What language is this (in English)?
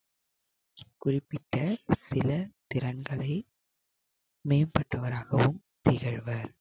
Tamil